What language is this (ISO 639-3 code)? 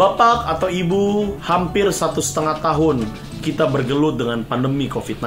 ind